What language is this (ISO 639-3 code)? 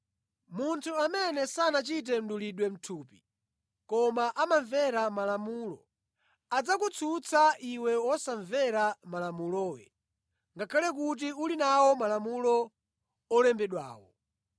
nya